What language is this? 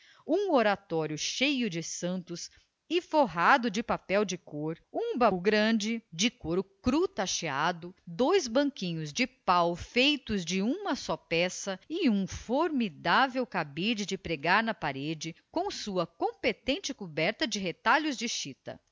Portuguese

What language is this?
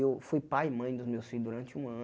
Portuguese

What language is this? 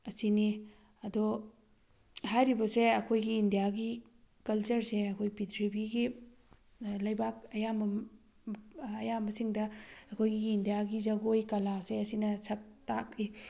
Manipuri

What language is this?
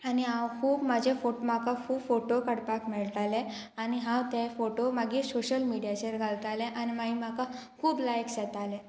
Konkani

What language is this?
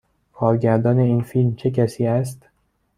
Persian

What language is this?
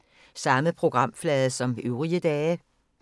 Danish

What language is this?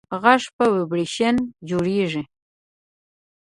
Pashto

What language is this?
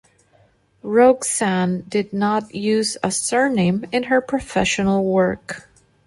English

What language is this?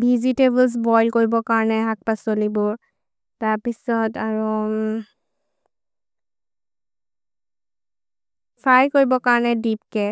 Maria (India)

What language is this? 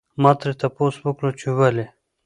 Pashto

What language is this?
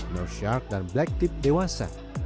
Indonesian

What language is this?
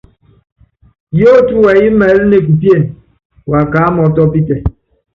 Yangben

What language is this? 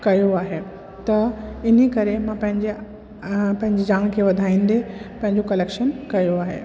Sindhi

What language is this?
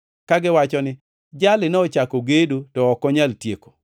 Luo (Kenya and Tanzania)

